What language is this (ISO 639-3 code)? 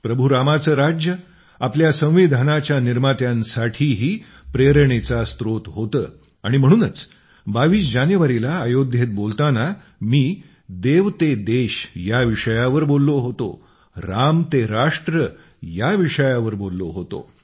mar